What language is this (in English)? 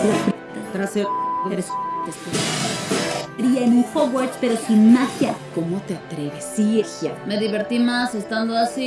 Spanish